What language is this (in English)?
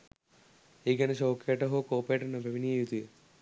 Sinhala